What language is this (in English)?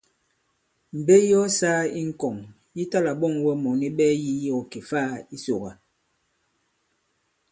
Bankon